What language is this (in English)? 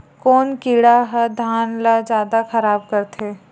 Chhattisgarhi